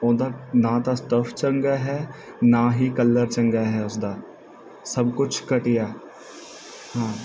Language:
Punjabi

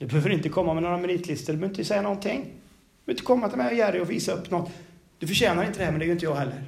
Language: Swedish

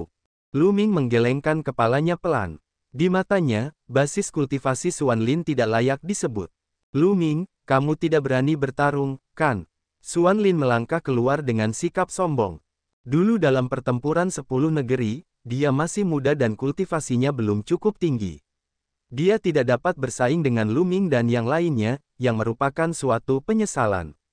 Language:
Indonesian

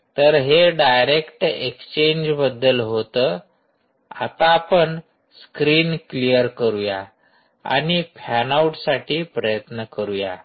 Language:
Marathi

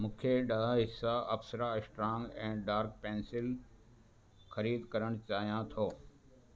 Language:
Sindhi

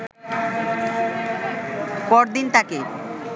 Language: Bangla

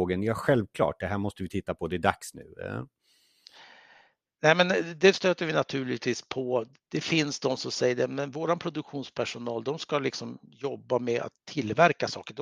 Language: Swedish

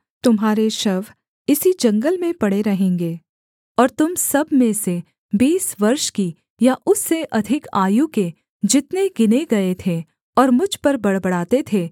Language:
Hindi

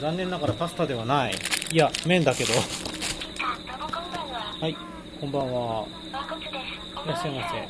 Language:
Japanese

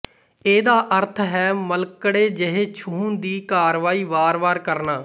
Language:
Punjabi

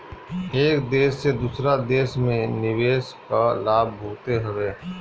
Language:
Bhojpuri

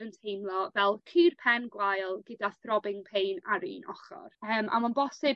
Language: Welsh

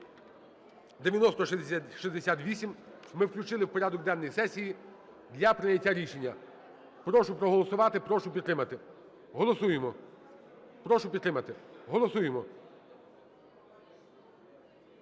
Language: Ukrainian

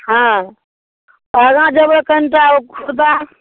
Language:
Maithili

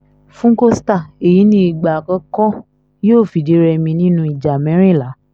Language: Yoruba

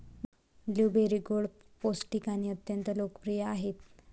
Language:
Marathi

